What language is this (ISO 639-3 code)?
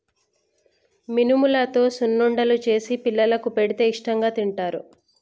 tel